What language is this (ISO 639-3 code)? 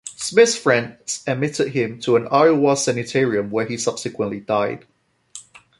eng